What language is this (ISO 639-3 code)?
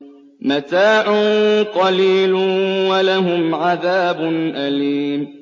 ara